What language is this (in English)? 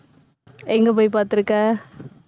Tamil